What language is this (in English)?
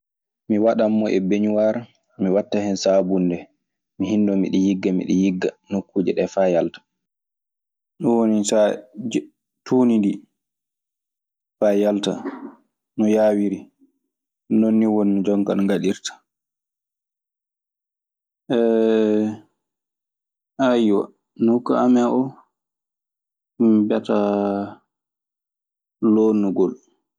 Maasina Fulfulde